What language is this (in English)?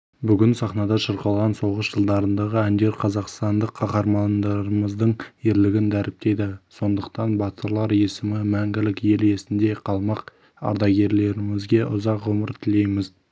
Kazakh